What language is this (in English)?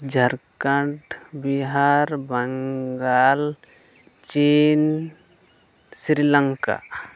Santali